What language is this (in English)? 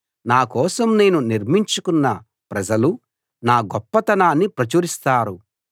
Telugu